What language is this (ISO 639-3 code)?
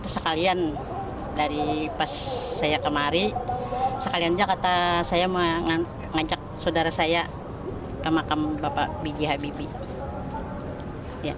ind